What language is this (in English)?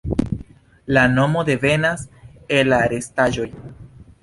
Esperanto